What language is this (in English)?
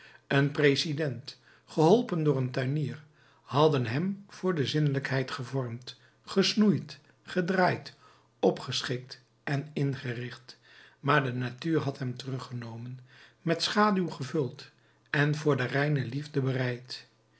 Dutch